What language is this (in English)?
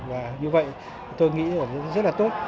Vietnamese